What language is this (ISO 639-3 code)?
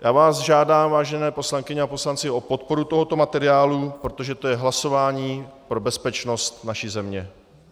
ces